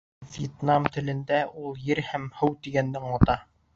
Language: Bashkir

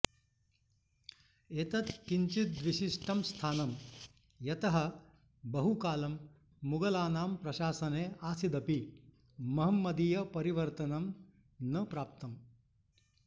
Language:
Sanskrit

